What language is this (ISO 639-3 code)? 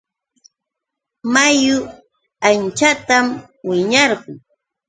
qux